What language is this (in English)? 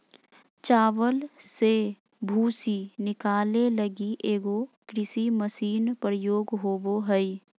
Magahi